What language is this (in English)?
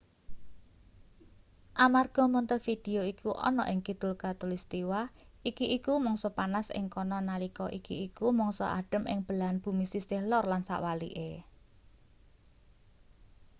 Javanese